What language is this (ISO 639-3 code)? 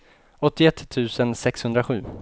swe